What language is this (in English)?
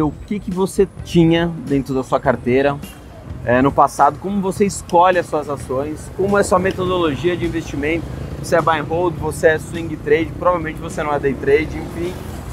Portuguese